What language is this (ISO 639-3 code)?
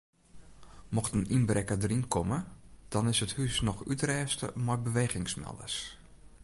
fry